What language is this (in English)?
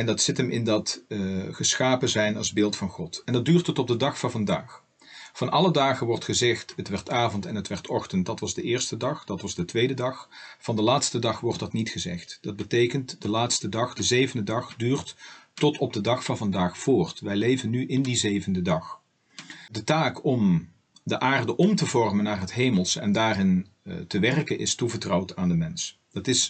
Dutch